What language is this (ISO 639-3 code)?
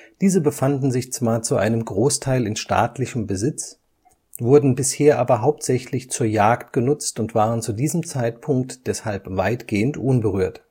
deu